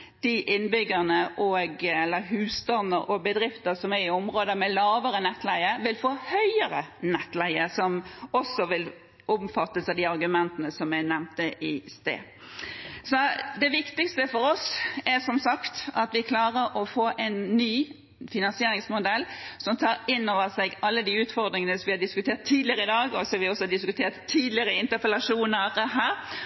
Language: Norwegian Bokmål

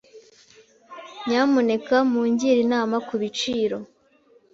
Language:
Kinyarwanda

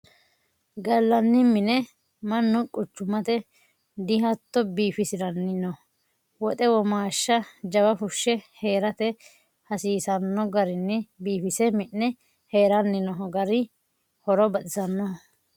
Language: Sidamo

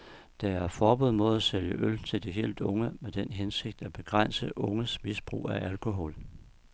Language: Danish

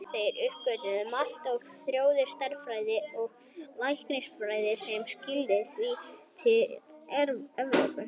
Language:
Icelandic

